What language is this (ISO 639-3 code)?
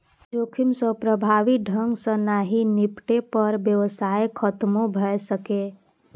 mai